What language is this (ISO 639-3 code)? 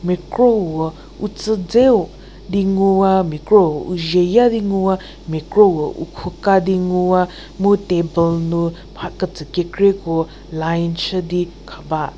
njm